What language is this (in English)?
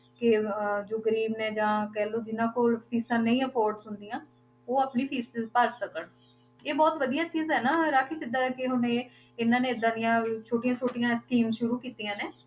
Punjabi